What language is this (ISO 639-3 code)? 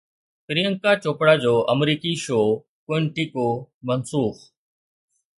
snd